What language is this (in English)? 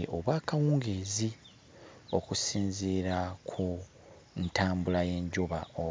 Ganda